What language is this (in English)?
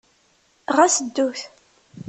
Kabyle